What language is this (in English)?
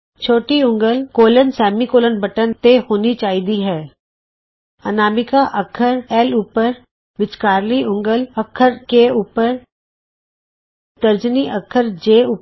Punjabi